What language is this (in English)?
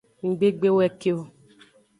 Aja (Benin)